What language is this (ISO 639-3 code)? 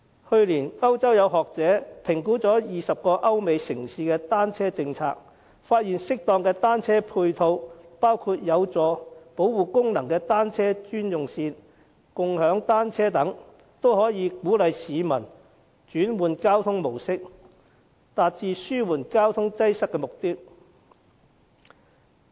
yue